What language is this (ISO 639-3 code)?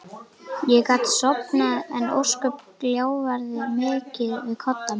isl